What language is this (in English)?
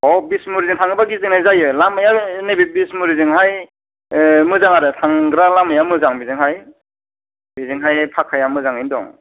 Bodo